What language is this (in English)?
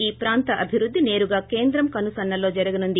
Telugu